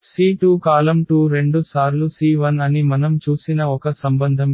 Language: Telugu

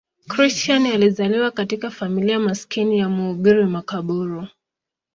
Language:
Swahili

